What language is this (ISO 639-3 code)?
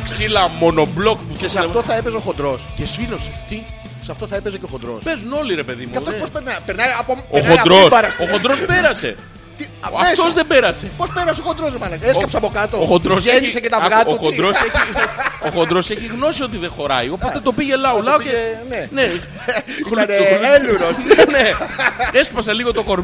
ell